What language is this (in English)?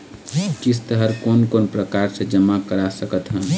Chhattisgarhi